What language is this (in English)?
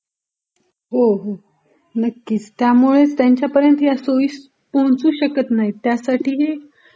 Marathi